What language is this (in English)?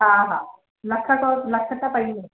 Sindhi